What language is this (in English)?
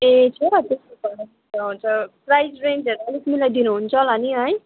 Nepali